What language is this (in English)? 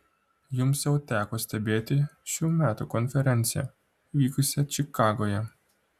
Lithuanian